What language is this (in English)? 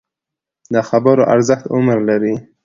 Pashto